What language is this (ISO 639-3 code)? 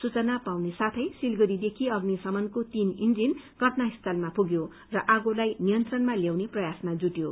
nep